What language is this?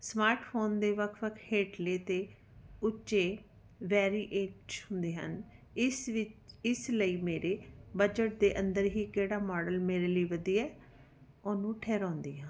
Punjabi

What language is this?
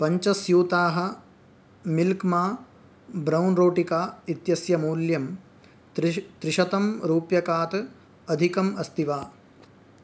Sanskrit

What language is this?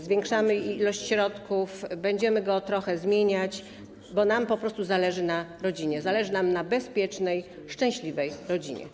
Polish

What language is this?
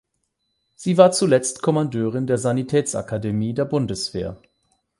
German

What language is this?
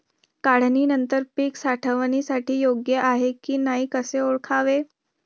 Marathi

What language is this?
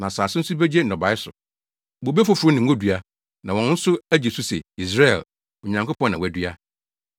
Akan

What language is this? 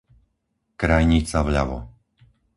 Slovak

